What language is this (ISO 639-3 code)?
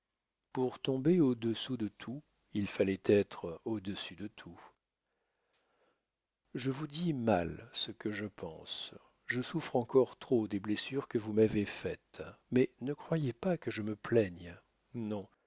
fra